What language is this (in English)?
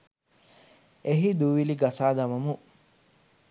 Sinhala